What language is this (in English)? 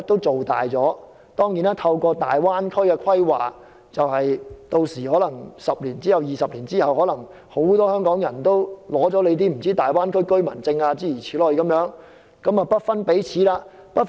Cantonese